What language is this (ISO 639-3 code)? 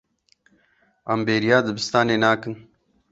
kur